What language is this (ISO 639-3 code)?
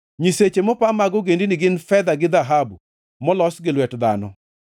luo